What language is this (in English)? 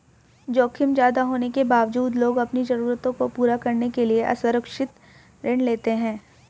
Hindi